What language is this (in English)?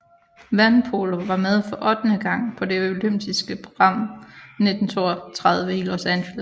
Danish